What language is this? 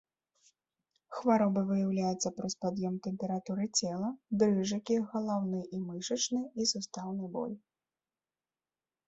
Belarusian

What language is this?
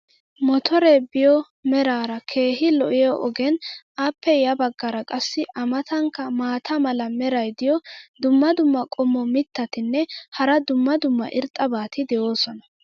Wolaytta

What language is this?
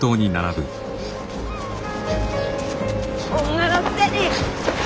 Japanese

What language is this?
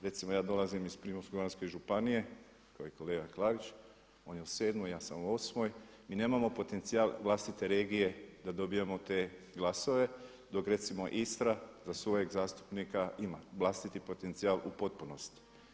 Croatian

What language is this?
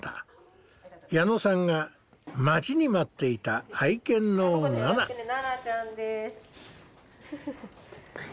Japanese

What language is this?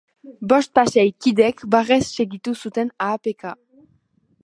Basque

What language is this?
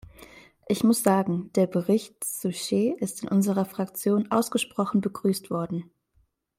German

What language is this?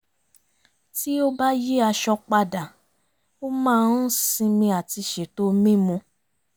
Yoruba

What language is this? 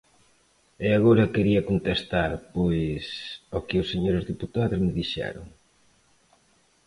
Galician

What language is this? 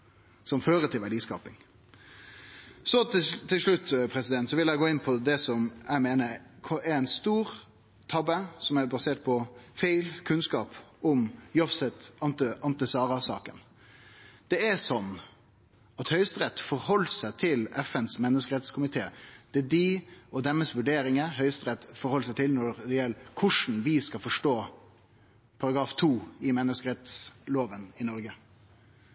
Norwegian Nynorsk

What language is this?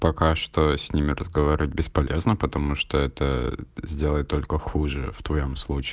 Russian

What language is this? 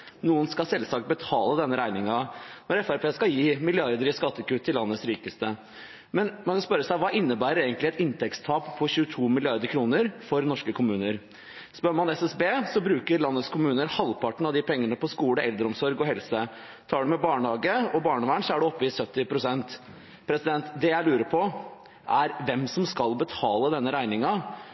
Norwegian Bokmål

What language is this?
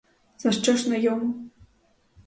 Ukrainian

